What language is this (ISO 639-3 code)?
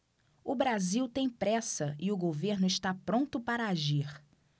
por